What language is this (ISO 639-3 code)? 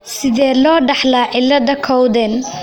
som